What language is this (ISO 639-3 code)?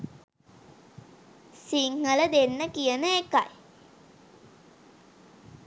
sin